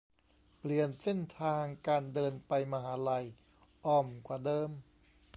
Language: Thai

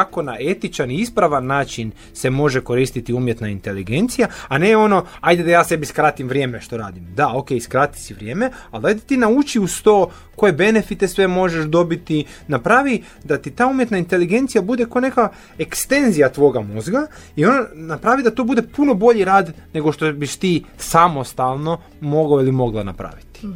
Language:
Croatian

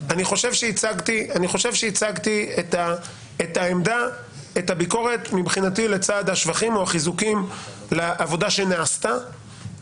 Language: Hebrew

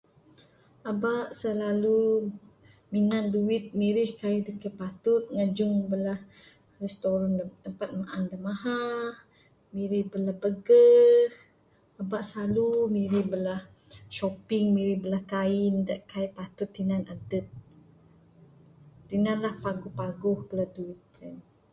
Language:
Bukar-Sadung Bidayuh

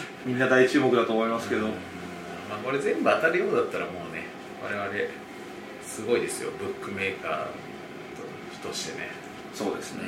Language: Japanese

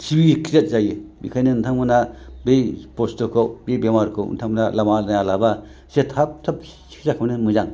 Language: Bodo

